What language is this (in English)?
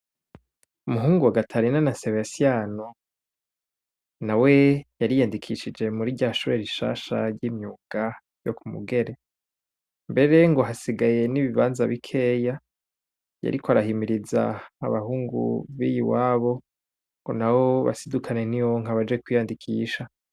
Rundi